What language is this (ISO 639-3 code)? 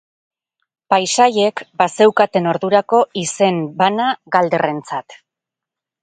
eus